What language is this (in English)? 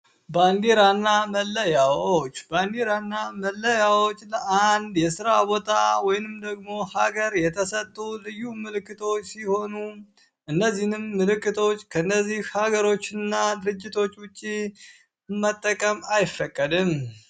Amharic